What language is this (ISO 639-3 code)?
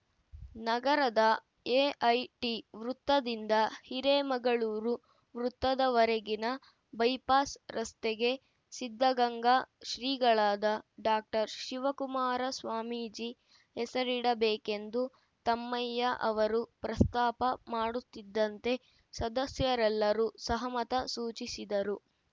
kan